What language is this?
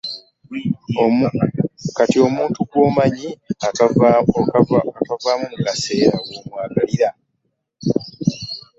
Ganda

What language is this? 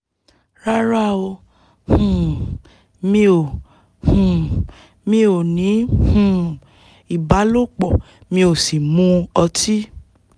Yoruba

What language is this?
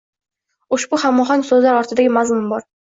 Uzbek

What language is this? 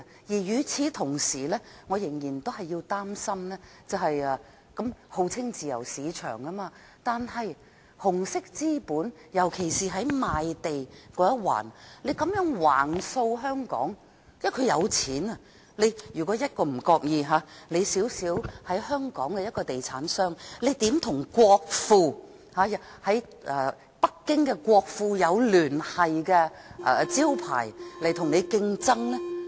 Cantonese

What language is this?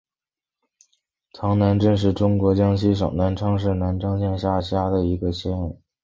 Chinese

